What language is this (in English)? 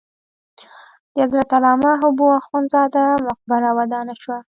Pashto